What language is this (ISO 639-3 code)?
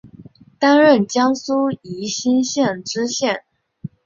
zho